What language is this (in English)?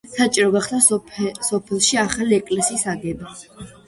Georgian